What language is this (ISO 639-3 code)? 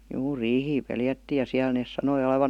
fin